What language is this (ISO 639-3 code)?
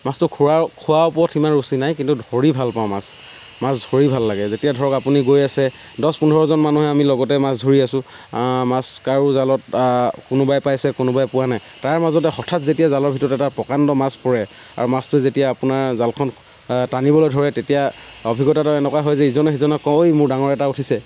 asm